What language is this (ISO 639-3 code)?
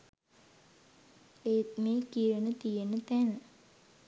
sin